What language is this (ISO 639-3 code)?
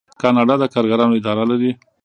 pus